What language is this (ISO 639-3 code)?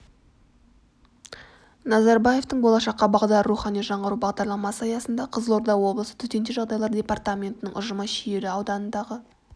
kaz